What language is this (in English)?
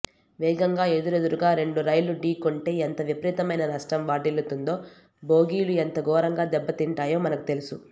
Telugu